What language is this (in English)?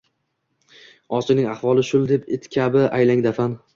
Uzbek